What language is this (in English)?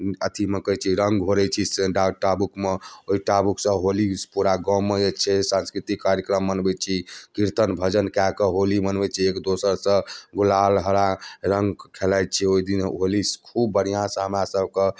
Maithili